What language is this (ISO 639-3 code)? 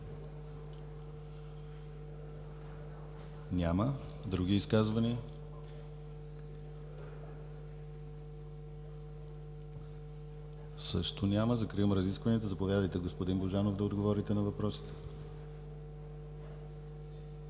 bul